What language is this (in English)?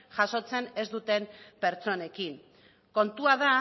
Basque